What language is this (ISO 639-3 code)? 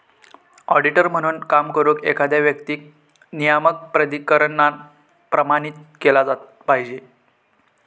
mar